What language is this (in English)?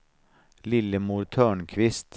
Swedish